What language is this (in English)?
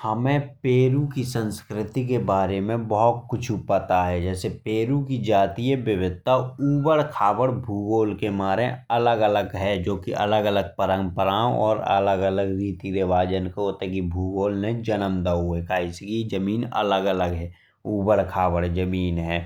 Bundeli